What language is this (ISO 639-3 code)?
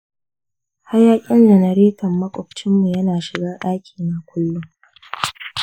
hau